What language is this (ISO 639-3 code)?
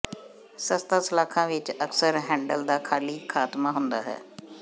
pan